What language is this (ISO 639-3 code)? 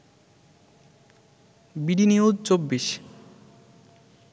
ben